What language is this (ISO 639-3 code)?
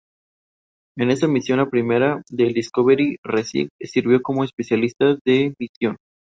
spa